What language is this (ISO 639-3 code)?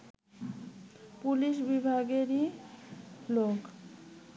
ben